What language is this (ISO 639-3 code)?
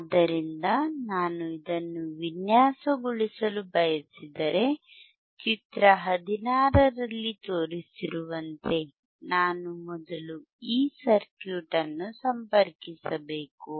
kan